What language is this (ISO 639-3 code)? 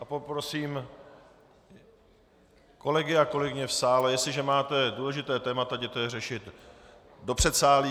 ces